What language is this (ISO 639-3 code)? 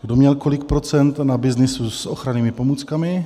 ces